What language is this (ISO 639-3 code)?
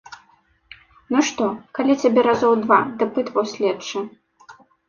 bel